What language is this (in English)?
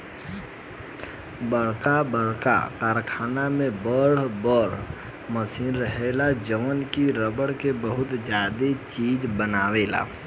Bhojpuri